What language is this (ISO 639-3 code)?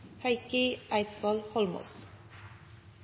nno